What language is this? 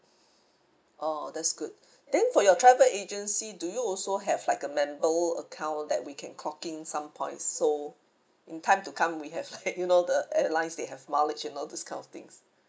English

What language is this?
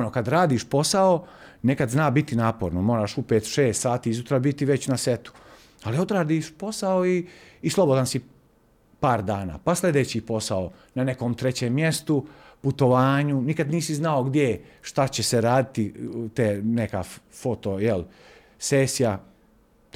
Croatian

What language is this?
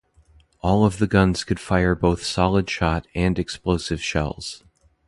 English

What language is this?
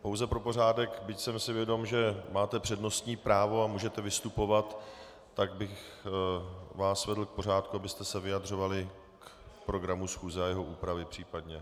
Czech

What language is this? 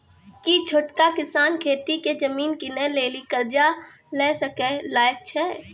Maithili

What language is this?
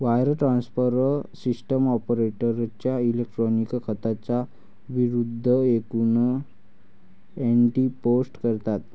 Marathi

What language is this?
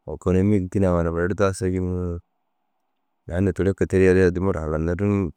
Dazaga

